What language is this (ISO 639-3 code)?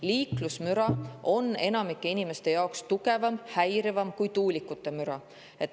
est